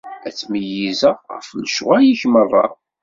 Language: Kabyle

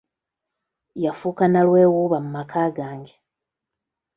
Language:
Ganda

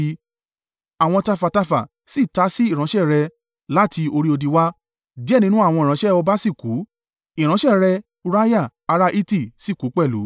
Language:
Yoruba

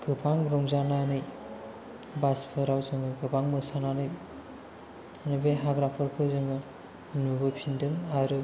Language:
Bodo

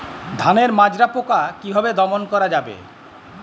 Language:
Bangla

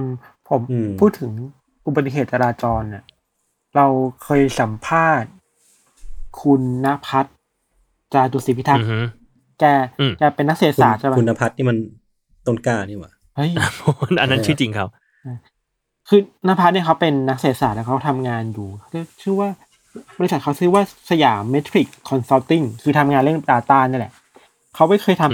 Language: Thai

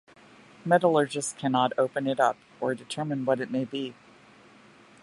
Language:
English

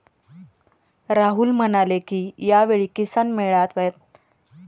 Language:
Marathi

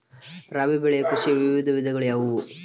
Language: Kannada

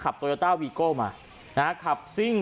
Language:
Thai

